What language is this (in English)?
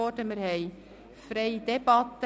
Swiss German